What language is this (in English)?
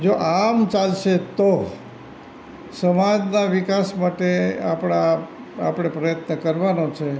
Gujarati